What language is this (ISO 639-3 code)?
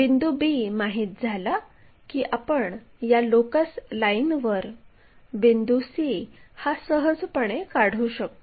mar